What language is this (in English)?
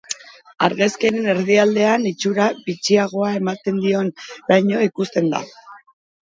Basque